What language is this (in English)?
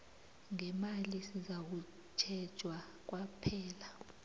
South Ndebele